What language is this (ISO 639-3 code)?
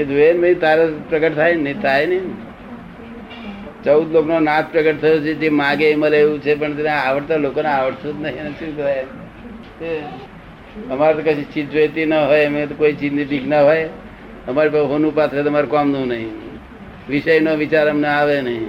guj